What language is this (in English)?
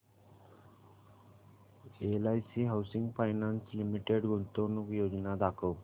Marathi